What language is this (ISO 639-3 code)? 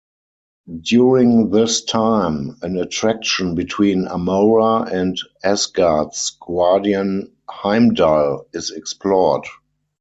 eng